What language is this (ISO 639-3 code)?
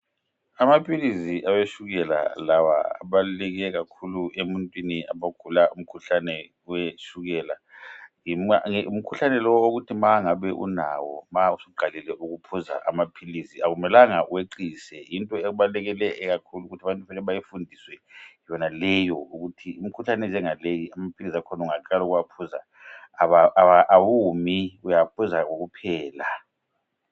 nde